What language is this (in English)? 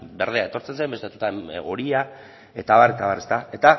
Basque